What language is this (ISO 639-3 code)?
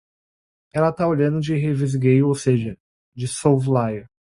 por